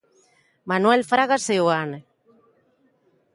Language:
Galician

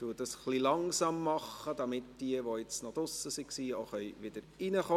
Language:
Swiss German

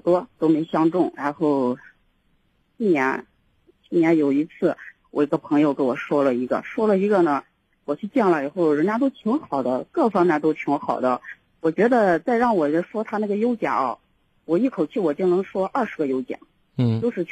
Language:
Chinese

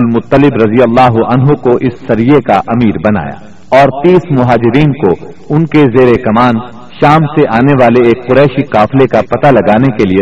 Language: Urdu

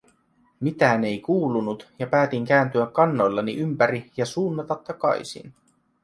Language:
Finnish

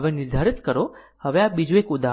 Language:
Gujarati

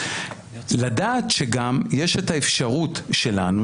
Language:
Hebrew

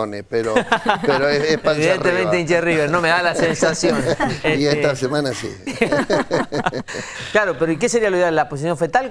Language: Spanish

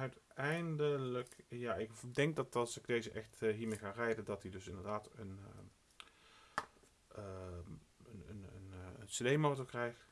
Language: Dutch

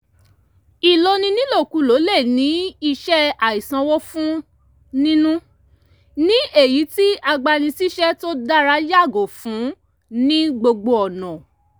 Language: Yoruba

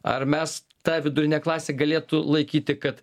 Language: Lithuanian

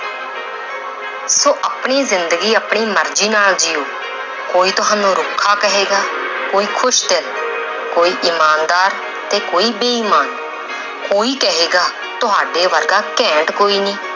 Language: Punjabi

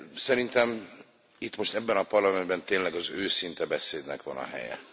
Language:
Hungarian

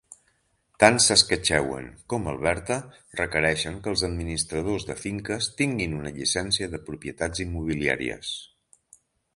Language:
Catalan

